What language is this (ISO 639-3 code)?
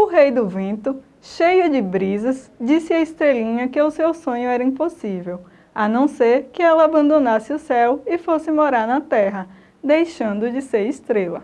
por